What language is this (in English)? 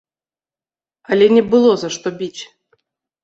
Belarusian